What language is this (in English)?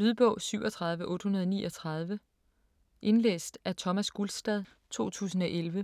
Danish